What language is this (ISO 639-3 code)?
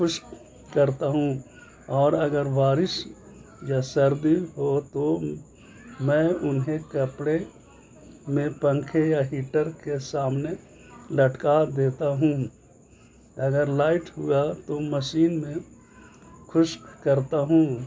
urd